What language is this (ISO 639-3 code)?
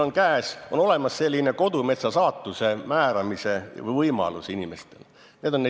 est